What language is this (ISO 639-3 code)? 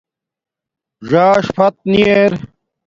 dmk